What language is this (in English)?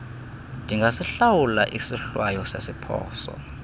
Xhosa